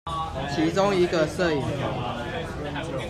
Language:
Chinese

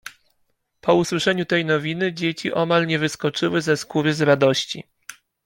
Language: Polish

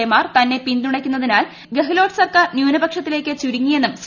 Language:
Malayalam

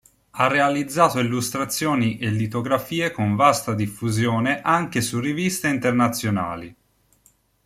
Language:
Italian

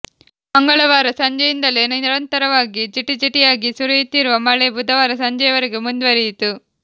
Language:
Kannada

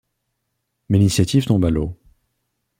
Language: French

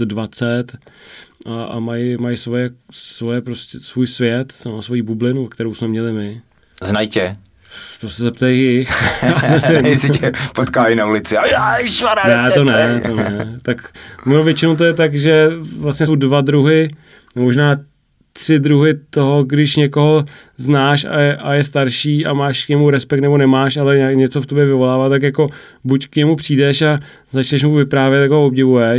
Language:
Czech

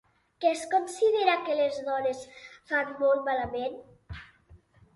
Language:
Catalan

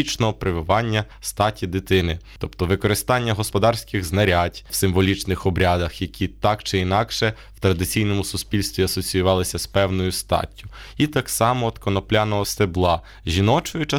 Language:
Ukrainian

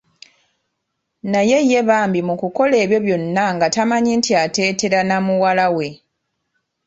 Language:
Ganda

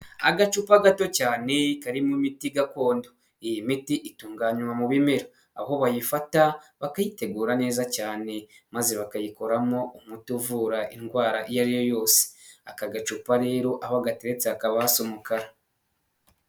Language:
Kinyarwanda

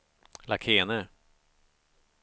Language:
Swedish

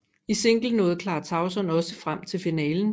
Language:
Danish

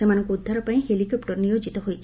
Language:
Odia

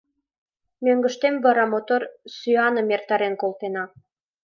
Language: Mari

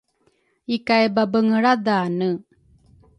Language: Rukai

